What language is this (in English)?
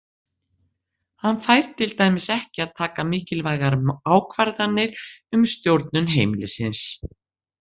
Icelandic